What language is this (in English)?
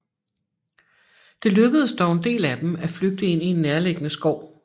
Danish